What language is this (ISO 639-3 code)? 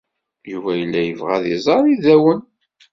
kab